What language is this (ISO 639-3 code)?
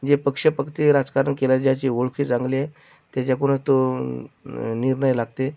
mar